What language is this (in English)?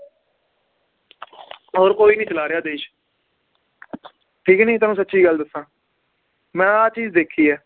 Punjabi